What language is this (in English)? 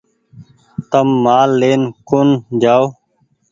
Goaria